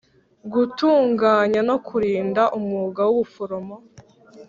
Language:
Kinyarwanda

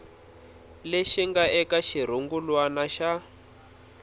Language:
Tsonga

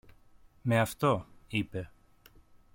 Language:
Greek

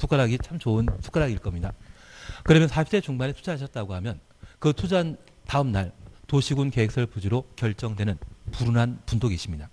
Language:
Korean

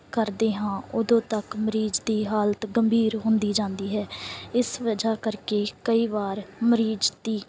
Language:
Punjabi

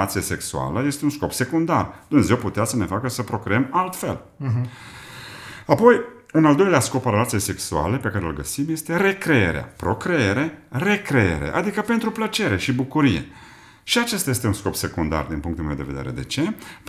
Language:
Romanian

